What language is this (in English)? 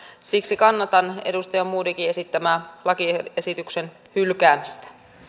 Finnish